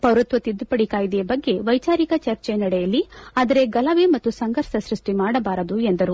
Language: Kannada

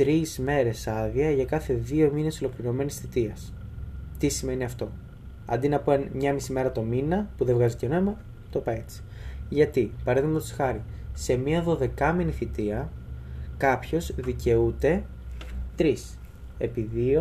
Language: Greek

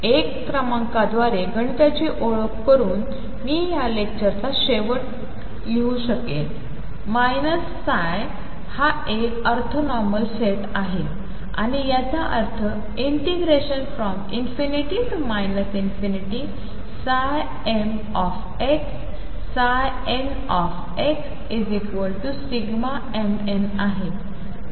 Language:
Marathi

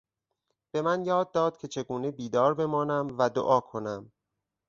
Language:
Persian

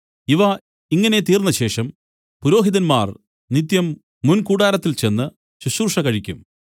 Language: Malayalam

